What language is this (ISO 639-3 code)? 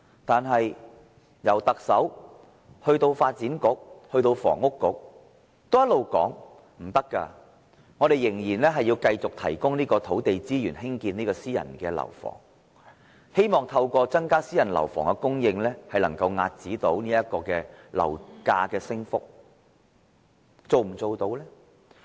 yue